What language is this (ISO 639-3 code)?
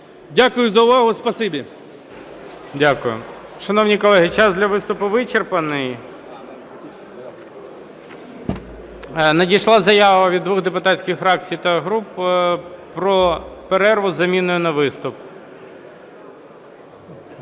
ukr